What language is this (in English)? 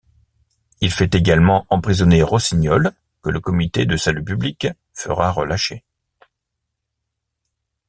French